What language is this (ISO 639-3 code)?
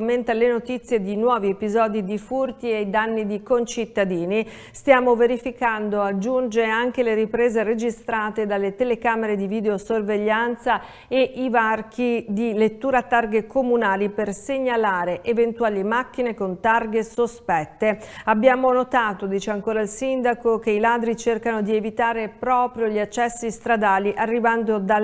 ita